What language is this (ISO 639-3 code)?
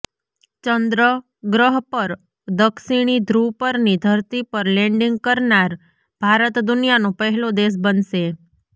guj